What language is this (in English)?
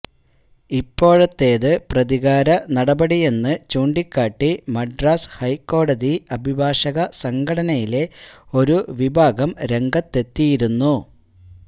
Malayalam